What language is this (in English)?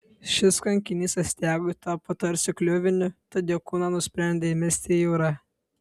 Lithuanian